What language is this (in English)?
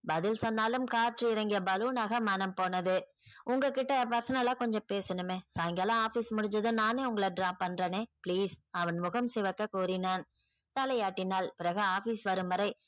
Tamil